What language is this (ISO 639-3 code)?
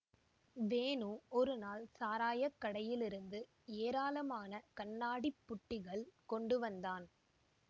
tam